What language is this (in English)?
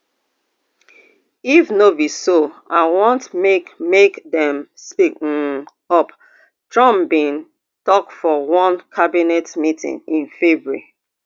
Nigerian Pidgin